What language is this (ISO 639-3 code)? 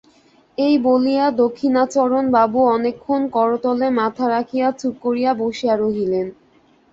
ben